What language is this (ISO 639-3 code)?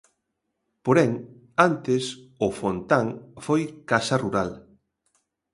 glg